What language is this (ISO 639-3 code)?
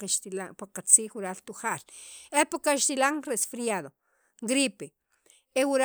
quv